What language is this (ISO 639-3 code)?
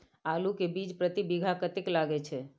mai